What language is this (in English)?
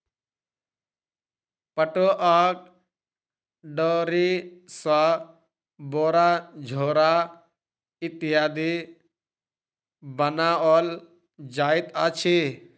Maithili